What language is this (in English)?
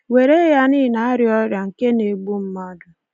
Igbo